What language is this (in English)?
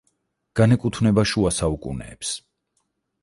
Georgian